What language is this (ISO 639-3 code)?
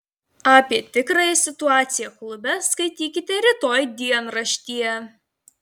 lit